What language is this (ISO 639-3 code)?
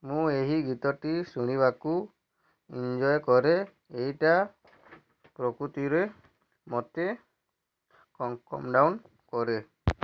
ori